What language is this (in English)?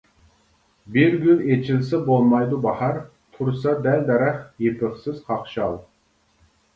Uyghur